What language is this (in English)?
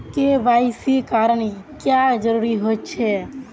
Magahi